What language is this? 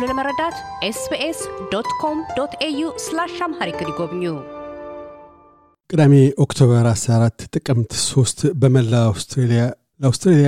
Amharic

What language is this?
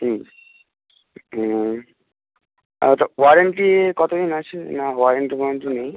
Bangla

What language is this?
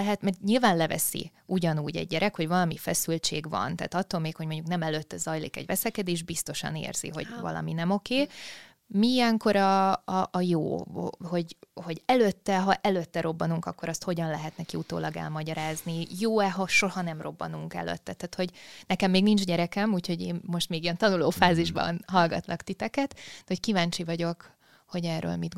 Hungarian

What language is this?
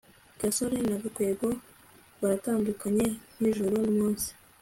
Kinyarwanda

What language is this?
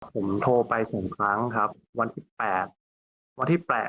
Thai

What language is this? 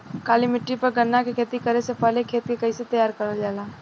Bhojpuri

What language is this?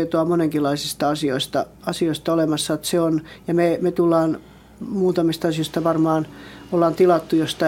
Finnish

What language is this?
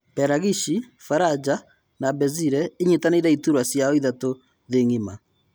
Kikuyu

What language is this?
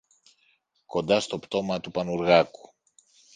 Greek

